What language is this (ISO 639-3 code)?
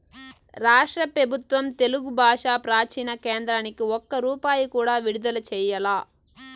tel